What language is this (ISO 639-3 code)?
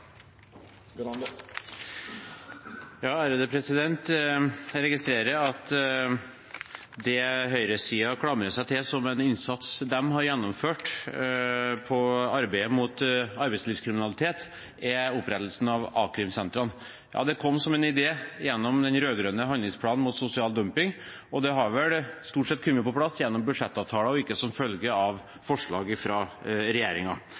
nor